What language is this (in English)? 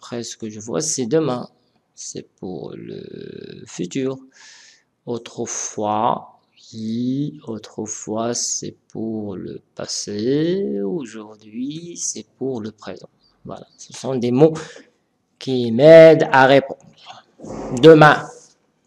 French